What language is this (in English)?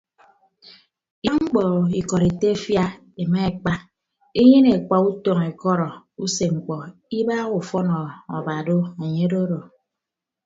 Ibibio